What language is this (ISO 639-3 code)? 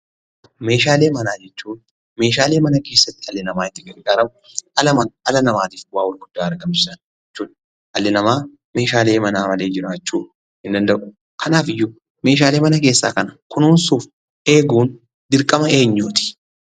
orm